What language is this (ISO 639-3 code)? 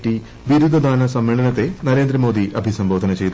mal